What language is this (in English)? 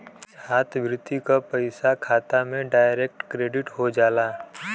Bhojpuri